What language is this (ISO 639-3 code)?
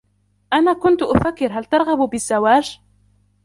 ara